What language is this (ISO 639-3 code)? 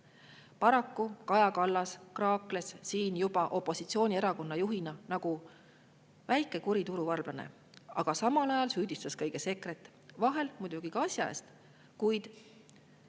est